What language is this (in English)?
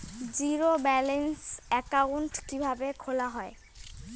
Bangla